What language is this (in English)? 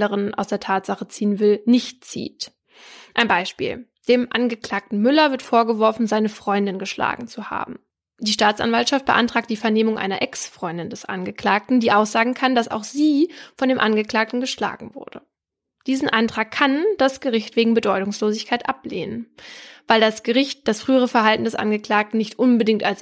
German